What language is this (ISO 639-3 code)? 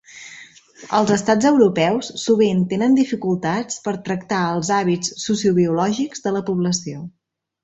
cat